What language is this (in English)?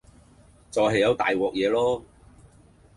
Cantonese